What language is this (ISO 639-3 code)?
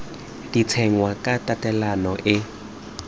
tsn